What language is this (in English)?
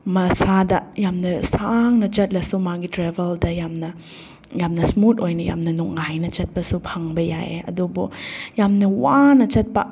Manipuri